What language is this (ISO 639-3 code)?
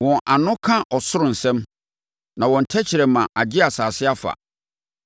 aka